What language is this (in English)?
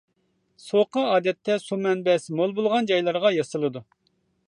Uyghur